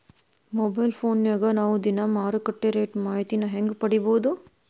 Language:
Kannada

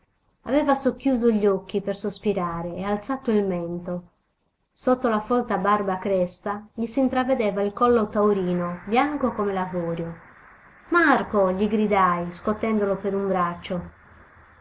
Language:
Italian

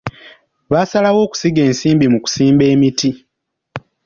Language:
Ganda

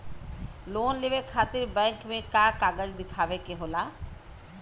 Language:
Bhojpuri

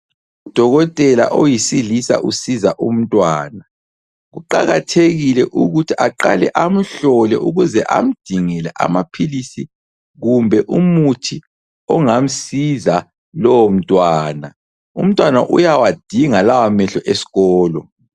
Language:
North Ndebele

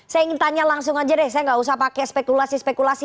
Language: Indonesian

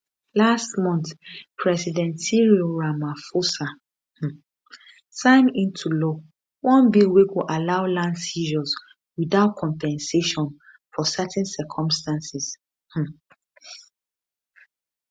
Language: Nigerian Pidgin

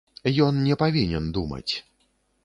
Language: Belarusian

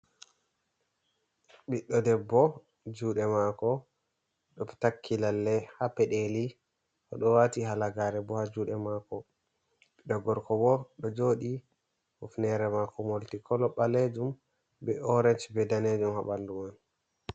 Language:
Fula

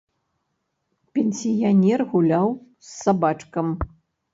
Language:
Belarusian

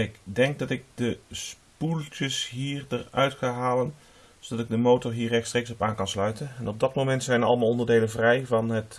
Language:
Dutch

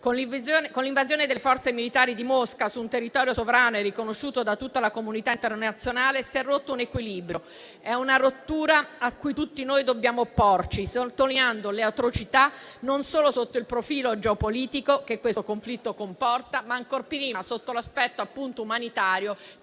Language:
Italian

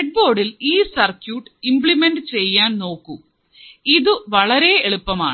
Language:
Malayalam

